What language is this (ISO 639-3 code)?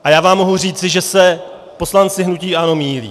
ces